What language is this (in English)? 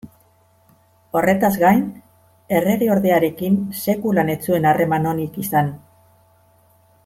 Basque